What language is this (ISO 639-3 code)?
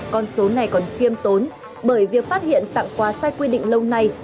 vie